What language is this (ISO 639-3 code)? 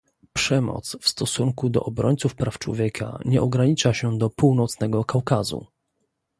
pol